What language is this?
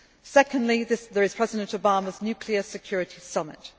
English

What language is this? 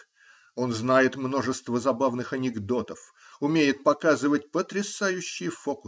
Russian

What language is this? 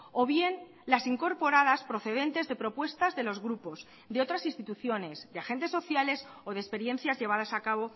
Spanish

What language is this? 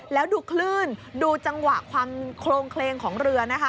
Thai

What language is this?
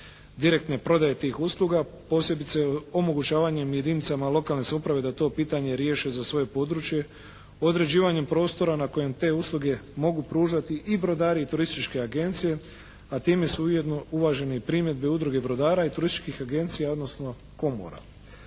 Croatian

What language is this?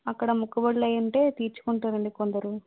Telugu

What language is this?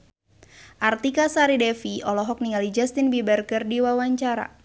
Sundanese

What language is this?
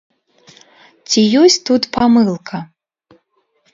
Belarusian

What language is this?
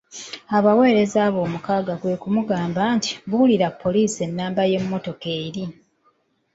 Ganda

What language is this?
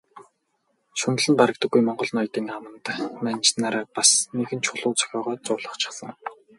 Mongolian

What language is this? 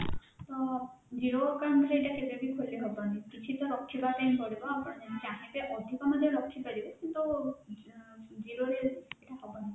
Odia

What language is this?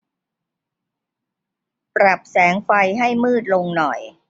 Thai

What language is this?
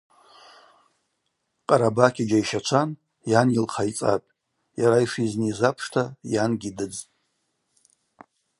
Abaza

